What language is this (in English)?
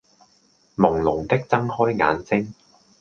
Cantonese